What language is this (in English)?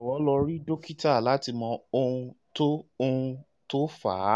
Yoruba